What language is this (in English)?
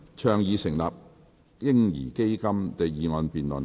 Cantonese